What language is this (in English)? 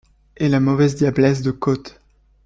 French